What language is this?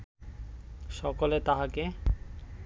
Bangla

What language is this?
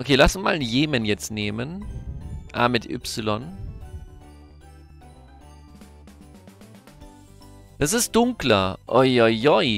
German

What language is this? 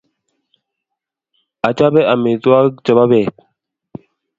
Kalenjin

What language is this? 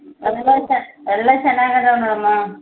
Kannada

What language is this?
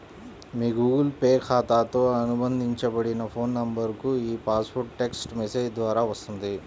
Telugu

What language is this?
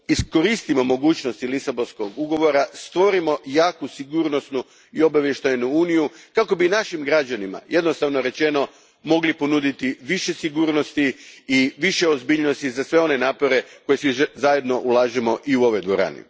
Croatian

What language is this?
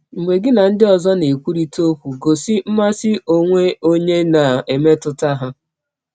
Igbo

